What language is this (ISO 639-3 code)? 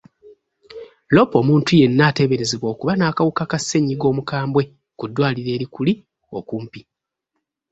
lug